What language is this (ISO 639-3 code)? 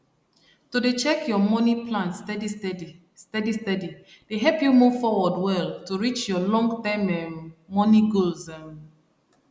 pcm